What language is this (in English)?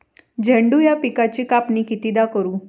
Marathi